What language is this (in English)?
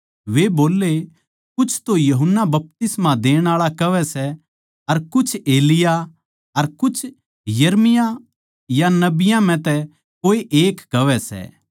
Haryanvi